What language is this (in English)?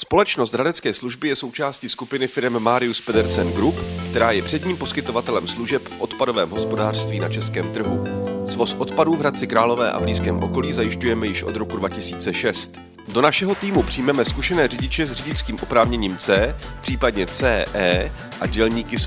Czech